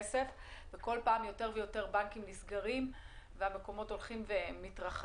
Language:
Hebrew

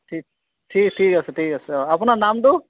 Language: Assamese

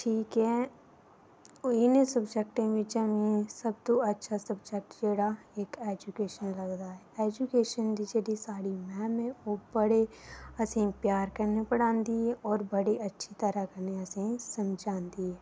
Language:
Dogri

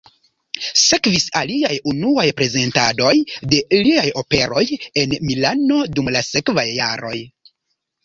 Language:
Esperanto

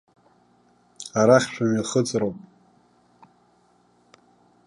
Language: Abkhazian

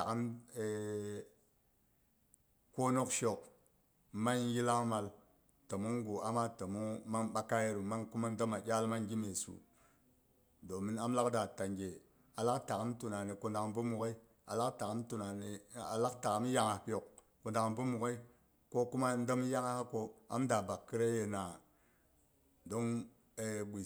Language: Boghom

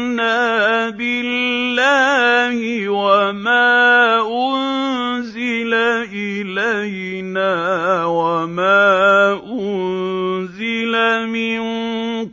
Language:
Arabic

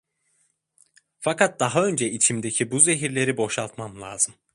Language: Turkish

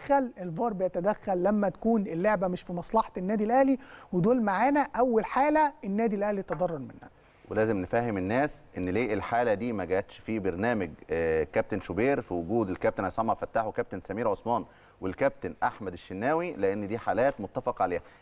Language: Arabic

